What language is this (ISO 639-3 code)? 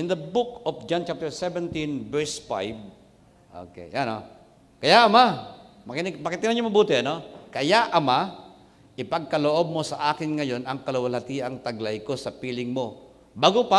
fil